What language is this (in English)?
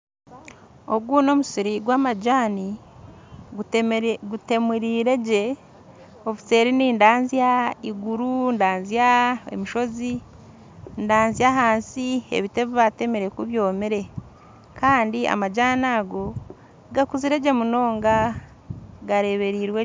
Nyankole